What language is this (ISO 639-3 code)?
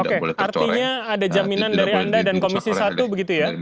ind